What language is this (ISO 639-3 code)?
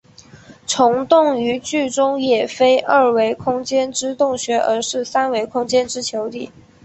zho